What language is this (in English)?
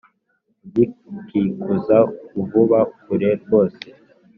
Kinyarwanda